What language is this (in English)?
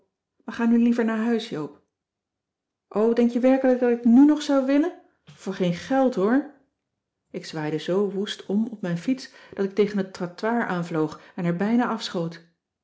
Dutch